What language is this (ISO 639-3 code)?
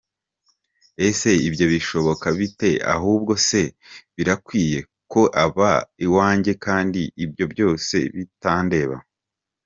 kin